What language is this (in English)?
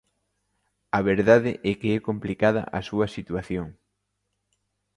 Galician